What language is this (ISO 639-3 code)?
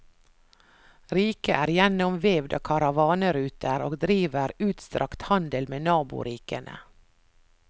nor